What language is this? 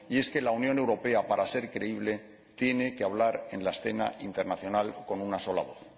Spanish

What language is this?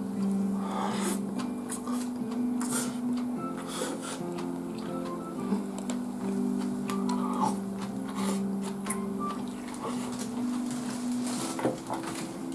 Japanese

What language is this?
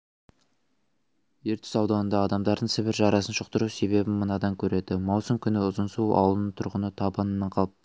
Kazakh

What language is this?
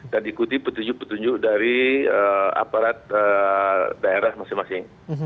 Indonesian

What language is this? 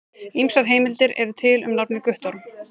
Icelandic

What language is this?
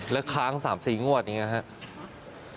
Thai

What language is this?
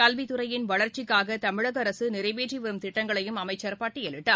Tamil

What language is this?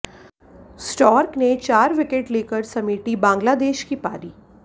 Hindi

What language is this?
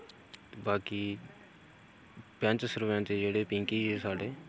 Dogri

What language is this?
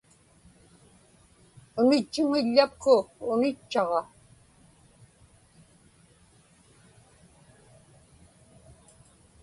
Inupiaq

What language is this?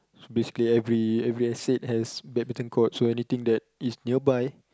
English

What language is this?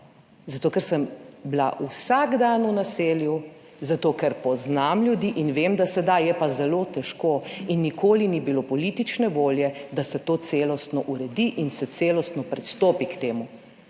Slovenian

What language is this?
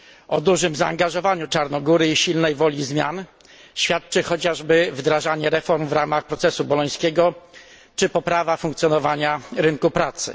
Polish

